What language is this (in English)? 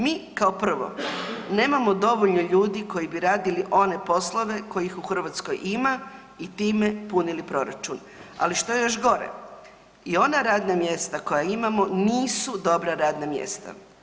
Croatian